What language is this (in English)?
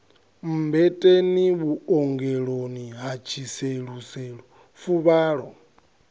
Venda